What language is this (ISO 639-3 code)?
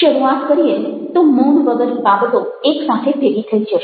guj